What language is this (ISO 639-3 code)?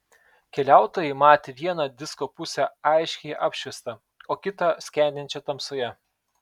lit